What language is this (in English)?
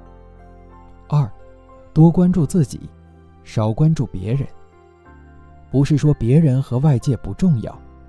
Chinese